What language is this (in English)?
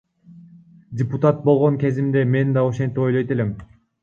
Kyrgyz